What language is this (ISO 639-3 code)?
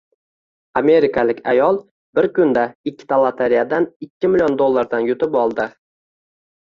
uzb